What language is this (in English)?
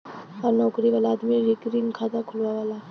Bhojpuri